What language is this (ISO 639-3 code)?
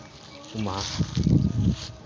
sat